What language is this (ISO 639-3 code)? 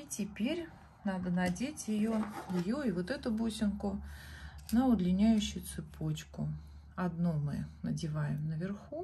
rus